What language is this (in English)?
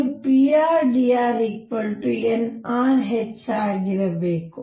Kannada